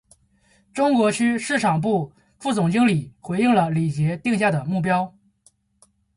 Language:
Chinese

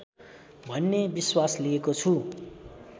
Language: Nepali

